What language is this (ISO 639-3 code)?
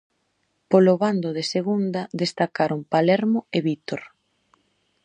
glg